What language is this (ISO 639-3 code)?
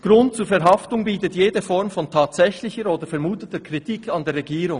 gsw